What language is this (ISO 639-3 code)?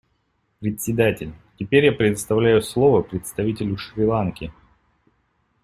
rus